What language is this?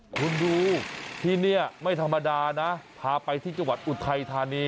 Thai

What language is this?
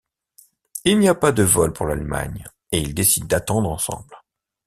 French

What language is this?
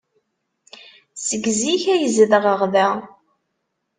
Kabyle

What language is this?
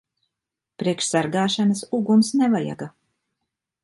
Latvian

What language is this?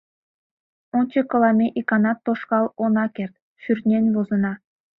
Mari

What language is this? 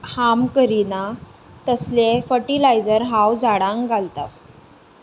Konkani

